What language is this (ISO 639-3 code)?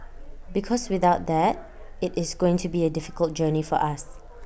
eng